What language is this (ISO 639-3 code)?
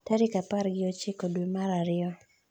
luo